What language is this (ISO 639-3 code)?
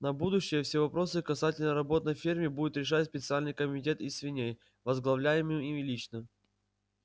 rus